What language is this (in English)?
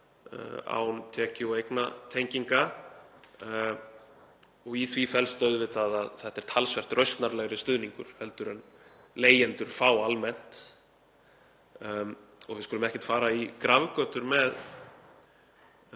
Icelandic